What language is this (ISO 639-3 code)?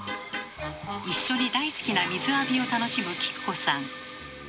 jpn